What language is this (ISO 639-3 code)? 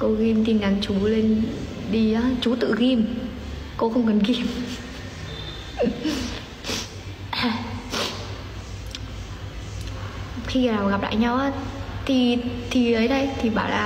vie